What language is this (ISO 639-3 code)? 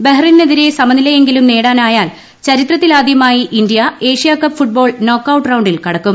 mal